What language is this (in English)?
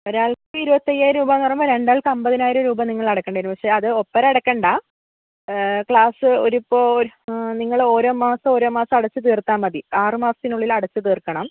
Malayalam